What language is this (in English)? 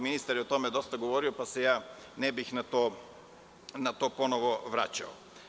Serbian